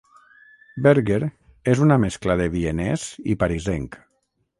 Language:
Catalan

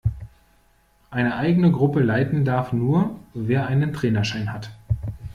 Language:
German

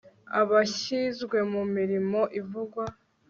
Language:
Kinyarwanda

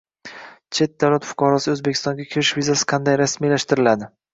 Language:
Uzbek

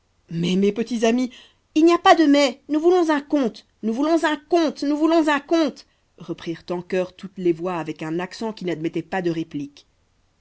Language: French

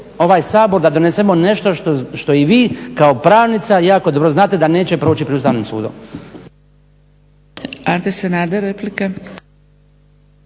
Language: Croatian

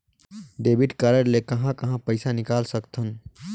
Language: Chhattisgarhi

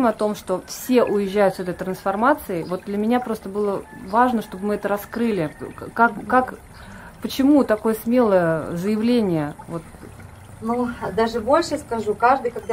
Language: Russian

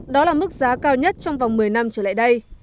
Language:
Vietnamese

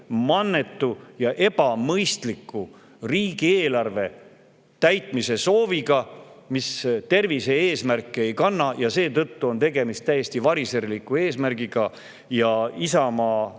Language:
Estonian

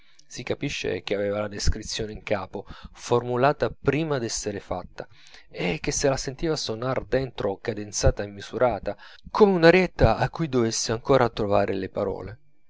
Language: Italian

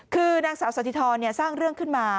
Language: Thai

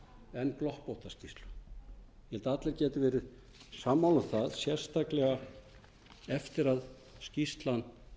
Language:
Icelandic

